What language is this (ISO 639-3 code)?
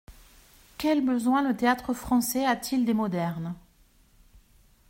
fra